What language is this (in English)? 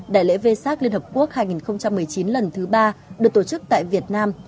Vietnamese